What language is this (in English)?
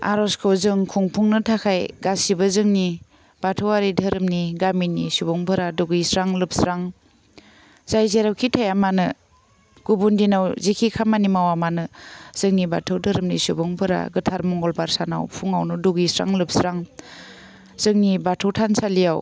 Bodo